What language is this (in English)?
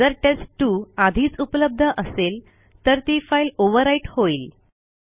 Marathi